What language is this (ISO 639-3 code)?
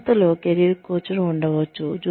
tel